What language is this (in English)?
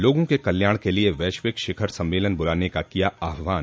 Hindi